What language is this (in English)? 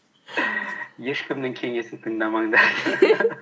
Kazakh